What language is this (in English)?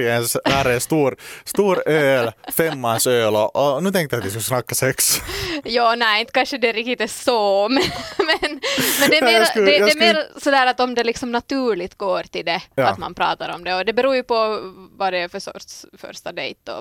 Swedish